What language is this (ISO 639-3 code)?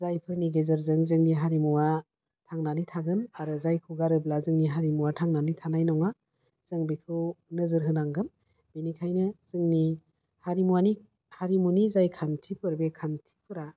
brx